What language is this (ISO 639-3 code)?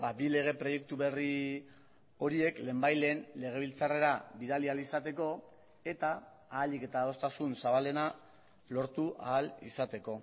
eus